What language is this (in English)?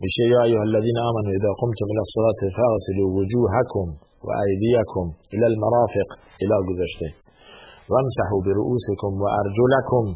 Persian